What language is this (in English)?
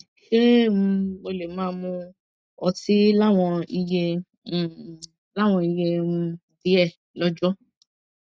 Yoruba